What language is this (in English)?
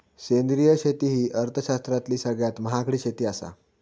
Marathi